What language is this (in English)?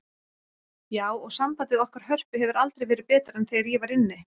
Icelandic